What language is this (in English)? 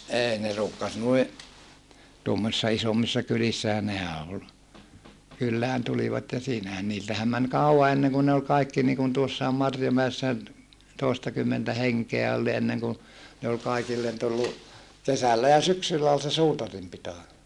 Finnish